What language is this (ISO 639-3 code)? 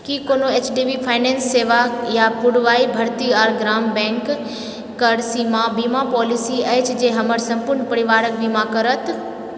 mai